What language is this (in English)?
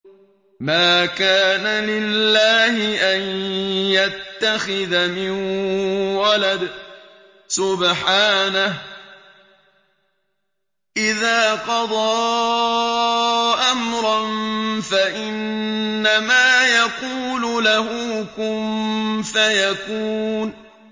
Arabic